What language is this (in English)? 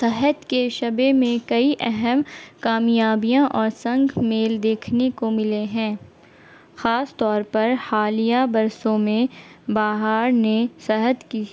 Urdu